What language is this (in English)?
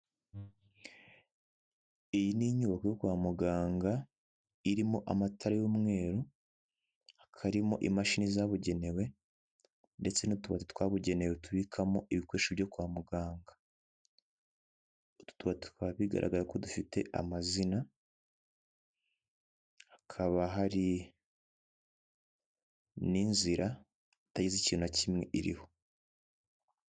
Kinyarwanda